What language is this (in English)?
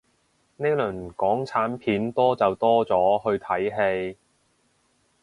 Cantonese